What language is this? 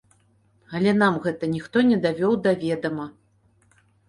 Belarusian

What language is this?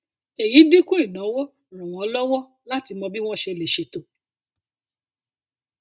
Yoruba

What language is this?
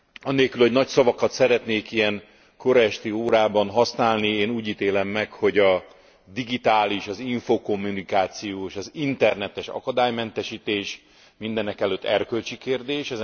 Hungarian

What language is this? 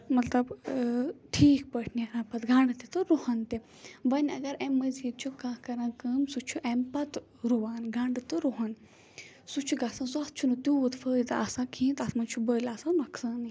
Kashmiri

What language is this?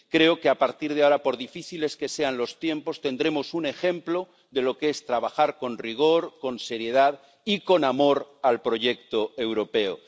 Spanish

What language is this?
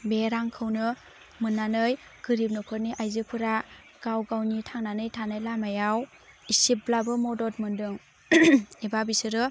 Bodo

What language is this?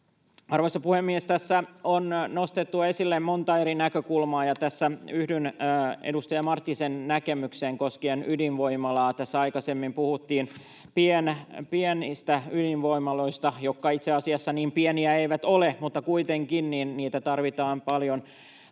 Finnish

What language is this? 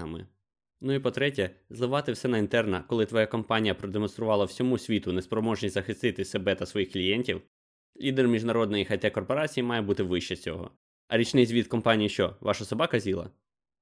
Ukrainian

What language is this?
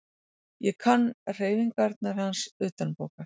Icelandic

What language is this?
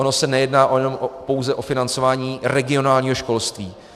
Czech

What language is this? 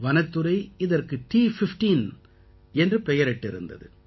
Tamil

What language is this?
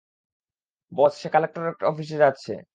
Bangla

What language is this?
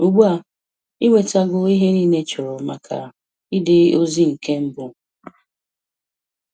Igbo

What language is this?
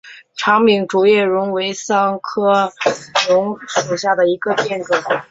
Chinese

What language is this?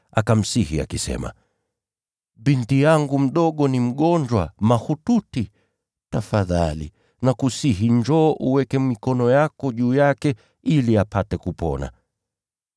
Swahili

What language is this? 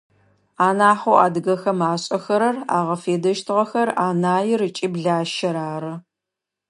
Adyghe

